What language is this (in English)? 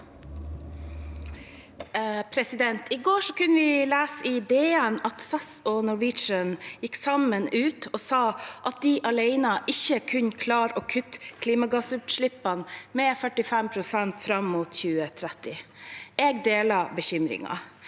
Norwegian